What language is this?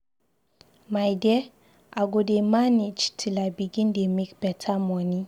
Nigerian Pidgin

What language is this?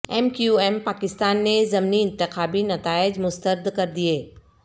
Urdu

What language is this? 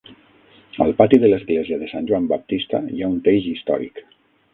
Catalan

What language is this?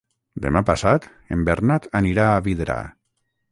Catalan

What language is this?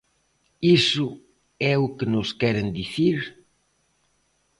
Galician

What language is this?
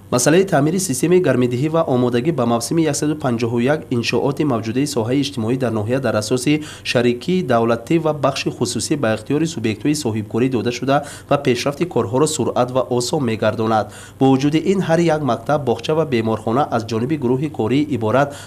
Persian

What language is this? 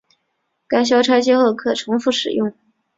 Chinese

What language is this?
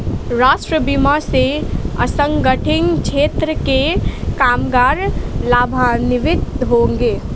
Hindi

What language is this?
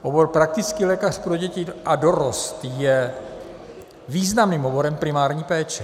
Czech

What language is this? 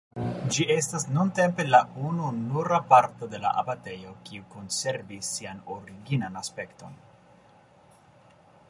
Esperanto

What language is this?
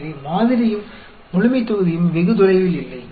Tamil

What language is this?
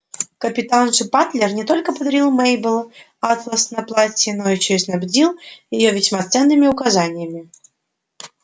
Russian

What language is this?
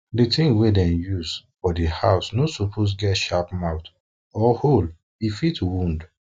Nigerian Pidgin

